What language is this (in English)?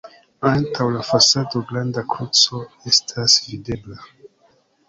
Esperanto